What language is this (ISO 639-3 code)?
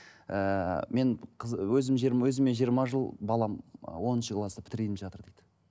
kaz